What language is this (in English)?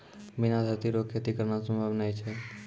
Maithili